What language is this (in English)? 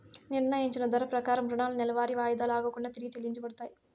Telugu